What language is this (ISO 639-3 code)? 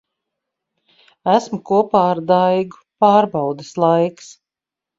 lav